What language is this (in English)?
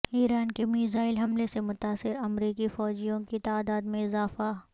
Urdu